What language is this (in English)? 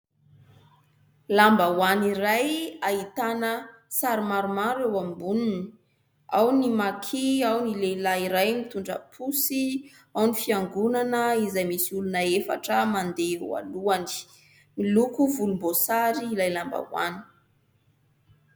Malagasy